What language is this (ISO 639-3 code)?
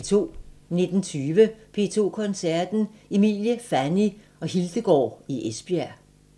dan